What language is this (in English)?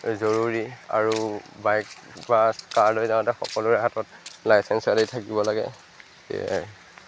Assamese